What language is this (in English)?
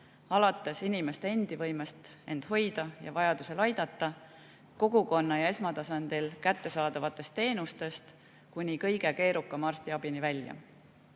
Estonian